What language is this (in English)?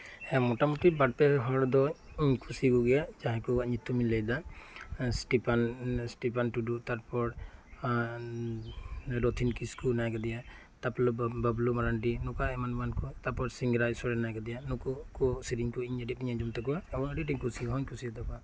Santali